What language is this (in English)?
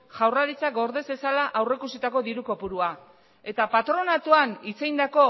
Basque